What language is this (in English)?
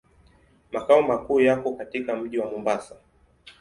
Swahili